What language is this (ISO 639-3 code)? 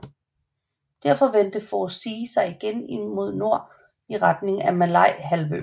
dan